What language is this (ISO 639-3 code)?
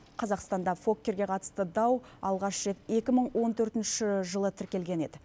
kaz